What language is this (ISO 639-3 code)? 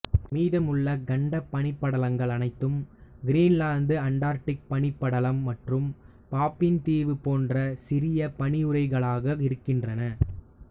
tam